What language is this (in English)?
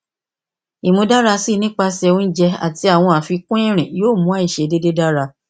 Yoruba